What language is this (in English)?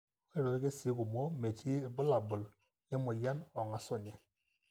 Masai